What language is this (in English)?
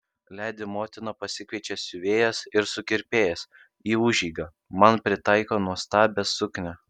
Lithuanian